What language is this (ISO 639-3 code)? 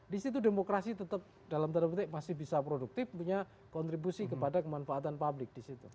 ind